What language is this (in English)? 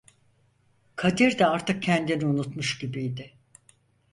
Turkish